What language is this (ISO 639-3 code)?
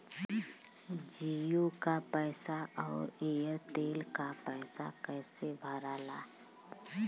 bho